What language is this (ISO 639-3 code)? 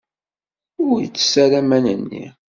kab